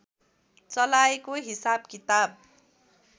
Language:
Nepali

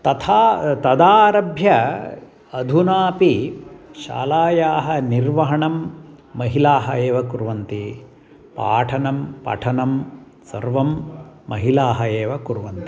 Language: Sanskrit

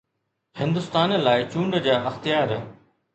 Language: Sindhi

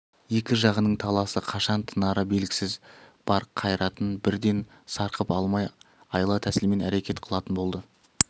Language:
Kazakh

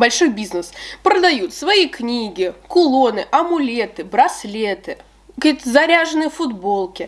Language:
Russian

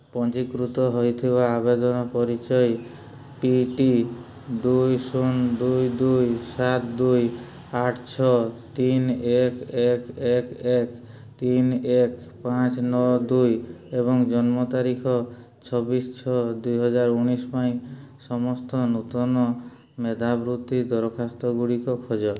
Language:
Odia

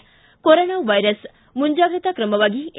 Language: Kannada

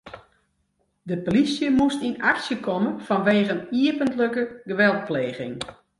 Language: Western Frisian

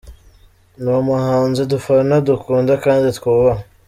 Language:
Kinyarwanda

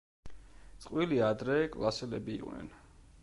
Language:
Georgian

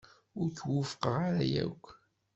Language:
Kabyle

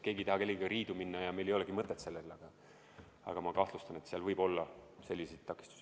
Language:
Estonian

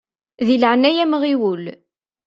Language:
Kabyle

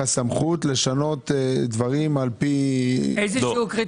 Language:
Hebrew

